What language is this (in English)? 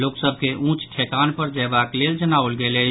Maithili